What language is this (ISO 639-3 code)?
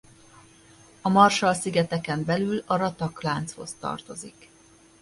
hun